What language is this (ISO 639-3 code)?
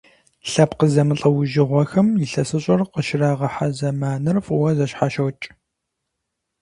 kbd